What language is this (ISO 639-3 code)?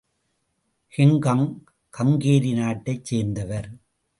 tam